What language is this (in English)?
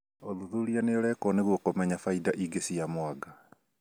Kikuyu